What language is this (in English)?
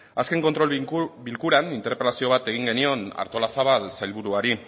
Basque